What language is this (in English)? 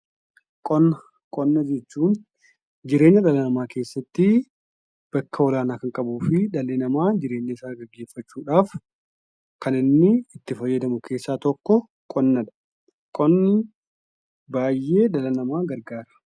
Oromo